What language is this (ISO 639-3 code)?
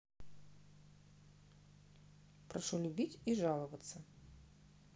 rus